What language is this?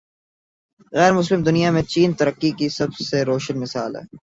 Urdu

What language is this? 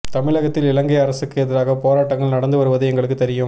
Tamil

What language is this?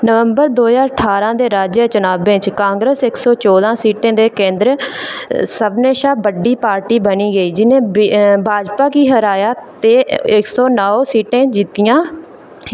Dogri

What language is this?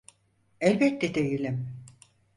Turkish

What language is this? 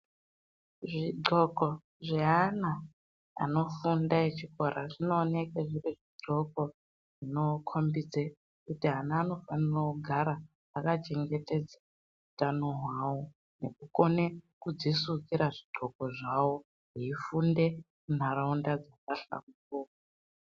Ndau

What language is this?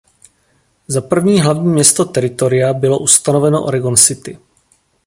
Czech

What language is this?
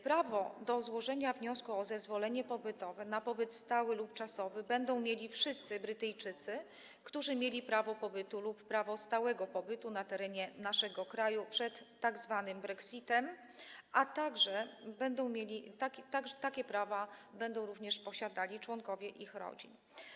Polish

